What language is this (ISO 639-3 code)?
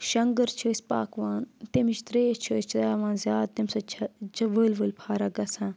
kas